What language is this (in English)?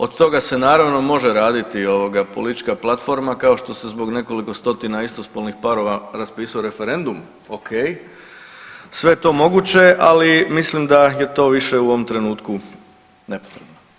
Croatian